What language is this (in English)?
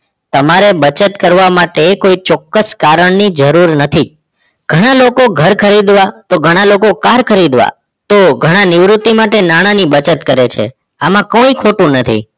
Gujarati